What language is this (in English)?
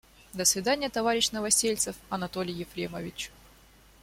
Russian